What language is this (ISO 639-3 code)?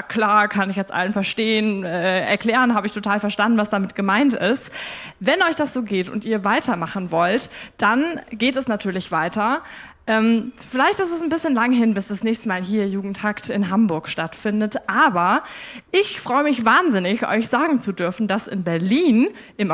deu